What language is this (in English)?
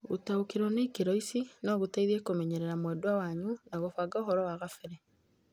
Kikuyu